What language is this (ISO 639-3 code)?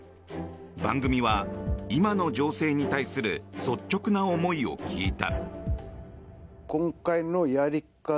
jpn